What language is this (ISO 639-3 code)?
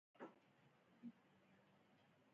pus